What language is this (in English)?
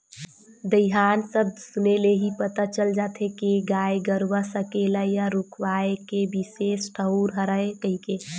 Chhattisgarhi